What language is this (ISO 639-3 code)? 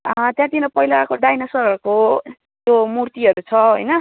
nep